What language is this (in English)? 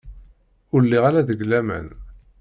Kabyle